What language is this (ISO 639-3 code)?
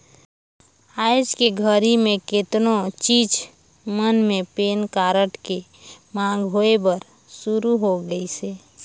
hne